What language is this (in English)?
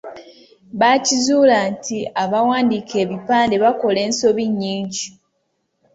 Ganda